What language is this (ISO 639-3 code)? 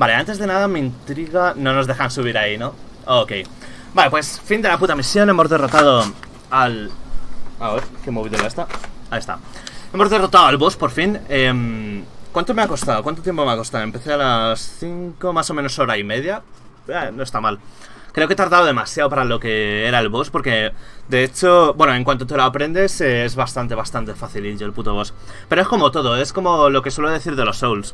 spa